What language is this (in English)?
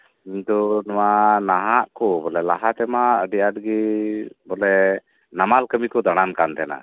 Santali